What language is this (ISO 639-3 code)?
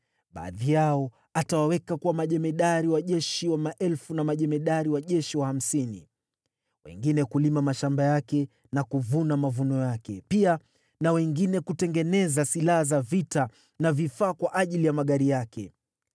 swa